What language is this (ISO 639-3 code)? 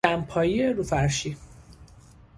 fas